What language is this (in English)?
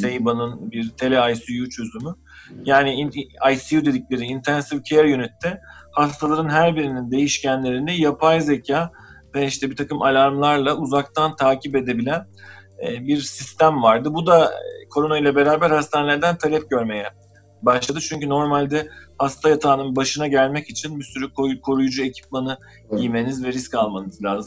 Turkish